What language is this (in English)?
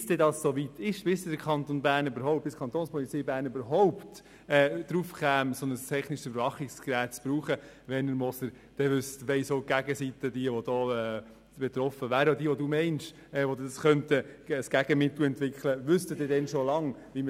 Swiss German